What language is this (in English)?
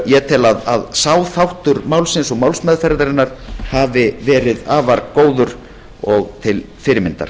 Icelandic